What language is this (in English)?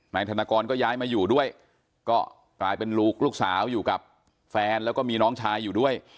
Thai